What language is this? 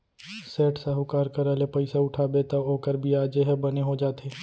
Chhattisgarhi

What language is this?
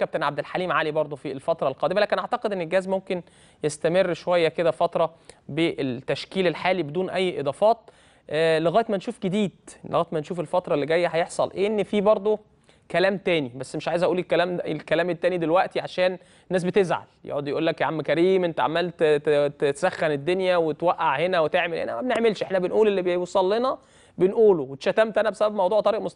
Arabic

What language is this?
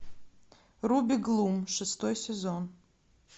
Russian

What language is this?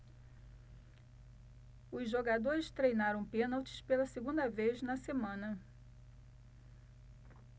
Portuguese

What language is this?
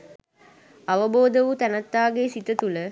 Sinhala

